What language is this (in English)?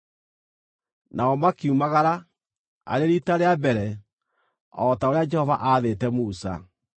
Kikuyu